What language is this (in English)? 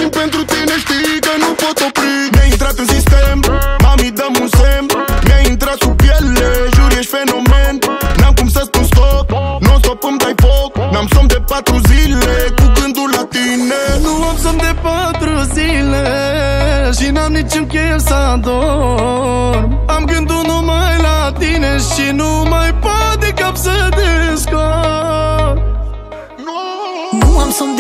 Romanian